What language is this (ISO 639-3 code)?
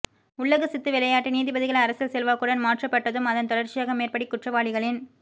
tam